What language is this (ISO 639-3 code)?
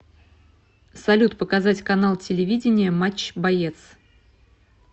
rus